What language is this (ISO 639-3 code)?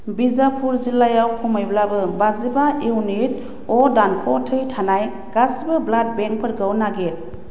brx